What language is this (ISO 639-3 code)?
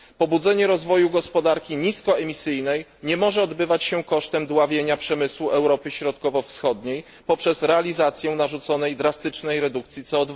pol